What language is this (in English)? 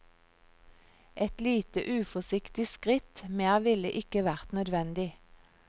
Norwegian